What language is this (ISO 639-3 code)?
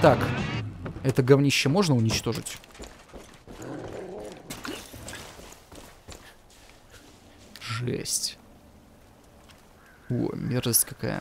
rus